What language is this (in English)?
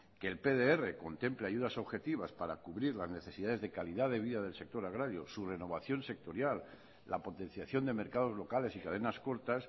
Spanish